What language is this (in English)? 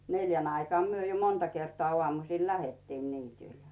Finnish